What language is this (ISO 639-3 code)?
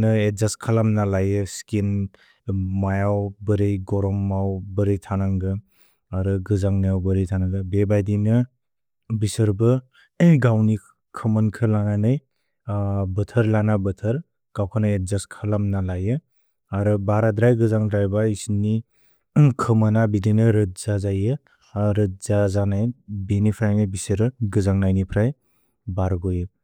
brx